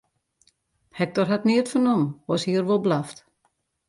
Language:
Western Frisian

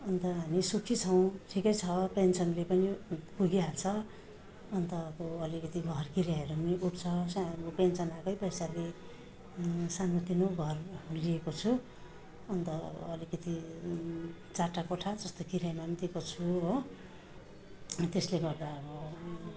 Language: Nepali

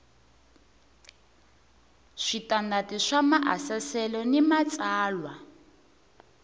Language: Tsonga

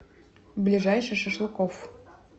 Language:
Russian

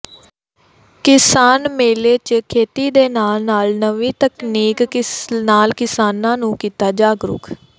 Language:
Punjabi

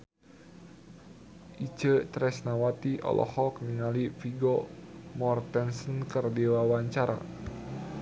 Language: Sundanese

